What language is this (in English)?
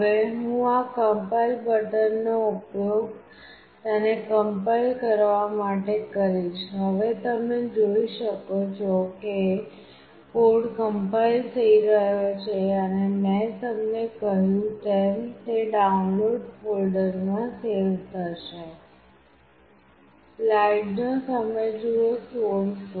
Gujarati